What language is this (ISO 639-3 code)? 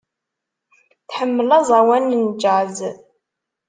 kab